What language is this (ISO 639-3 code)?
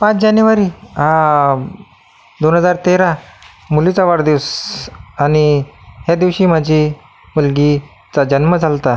mar